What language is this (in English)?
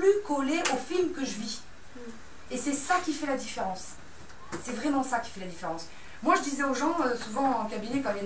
French